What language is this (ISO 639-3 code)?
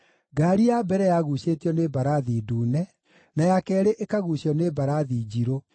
kik